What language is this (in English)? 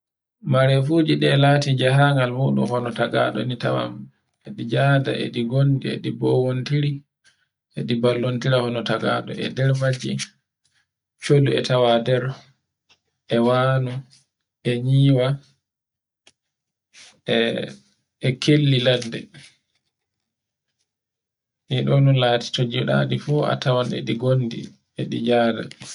Borgu Fulfulde